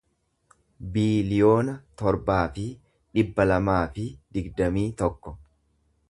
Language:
Oromo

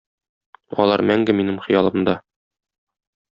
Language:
Tatar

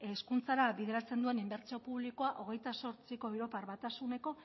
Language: Basque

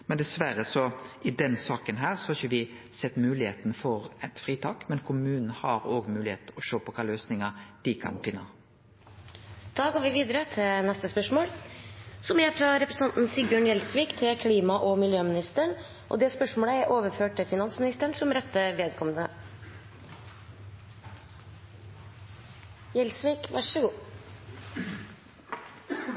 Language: Norwegian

